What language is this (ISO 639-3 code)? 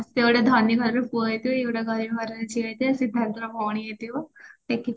ori